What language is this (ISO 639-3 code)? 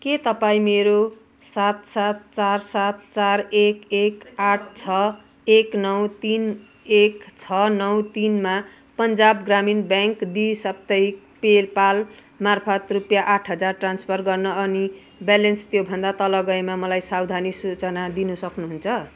nep